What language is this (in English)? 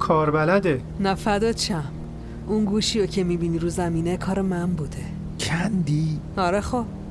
Persian